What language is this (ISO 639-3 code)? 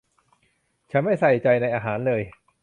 tha